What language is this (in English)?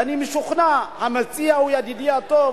Hebrew